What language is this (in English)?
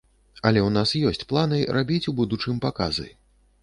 Belarusian